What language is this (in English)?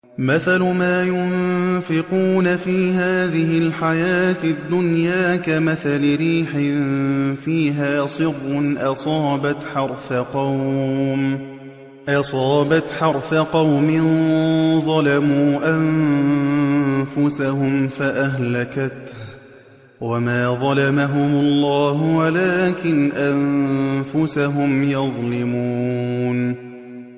Arabic